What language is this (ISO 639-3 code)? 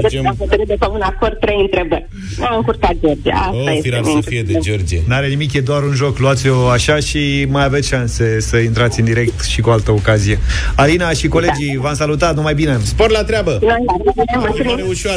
ron